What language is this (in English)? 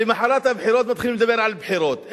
Hebrew